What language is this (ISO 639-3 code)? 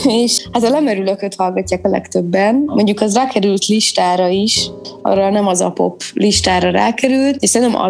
hun